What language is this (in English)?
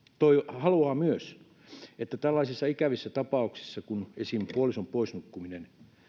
Finnish